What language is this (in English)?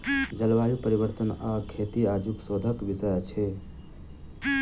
Maithili